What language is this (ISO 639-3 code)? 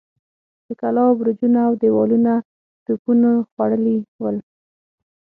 pus